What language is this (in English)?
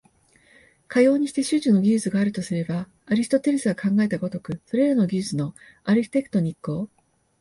Japanese